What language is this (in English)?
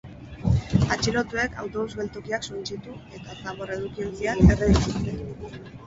Basque